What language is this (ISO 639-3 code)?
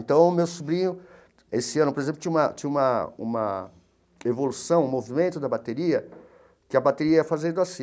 por